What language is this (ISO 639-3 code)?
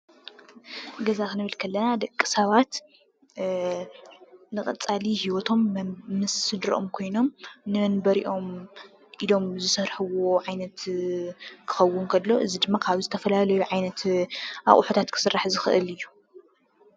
tir